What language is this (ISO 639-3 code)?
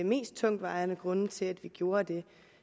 dan